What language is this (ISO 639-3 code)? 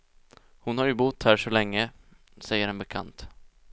swe